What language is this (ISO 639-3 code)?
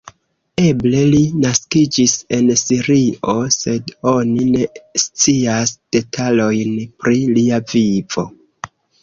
epo